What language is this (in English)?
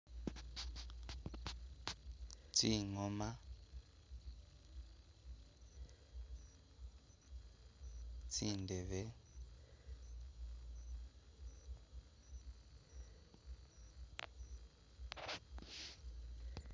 Masaaba